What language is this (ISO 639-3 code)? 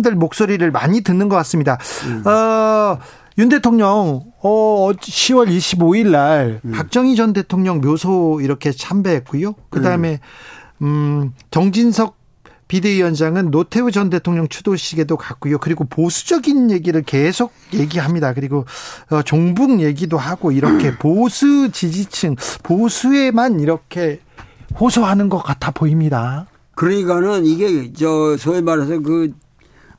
kor